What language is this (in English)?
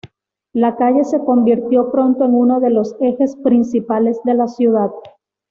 Spanish